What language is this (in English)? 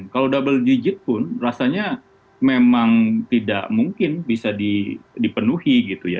Indonesian